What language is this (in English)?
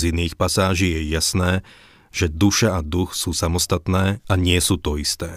Slovak